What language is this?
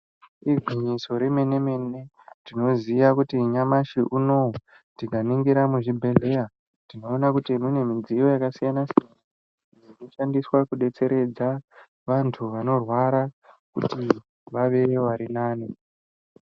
Ndau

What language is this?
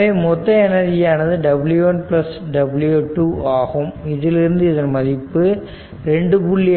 Tamil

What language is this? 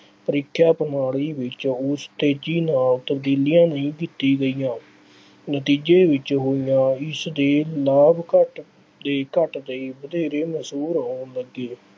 Punjabi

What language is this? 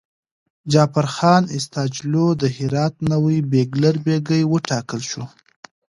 Pashto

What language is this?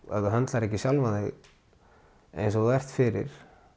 Icelandic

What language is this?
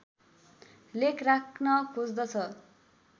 Nepali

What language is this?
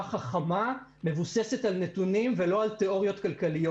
Hebrew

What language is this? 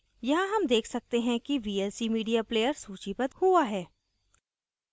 Hindi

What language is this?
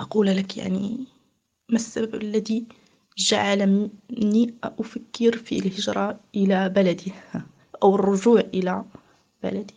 Arabic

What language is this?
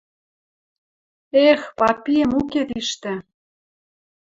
Western Mari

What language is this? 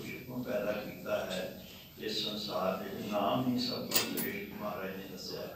Turkish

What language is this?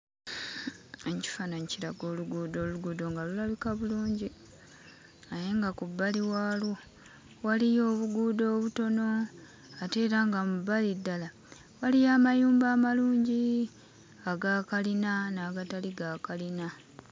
Ganda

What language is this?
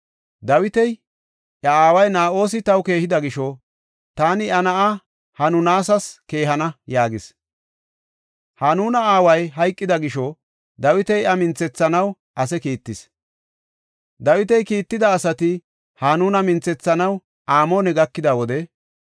Gofa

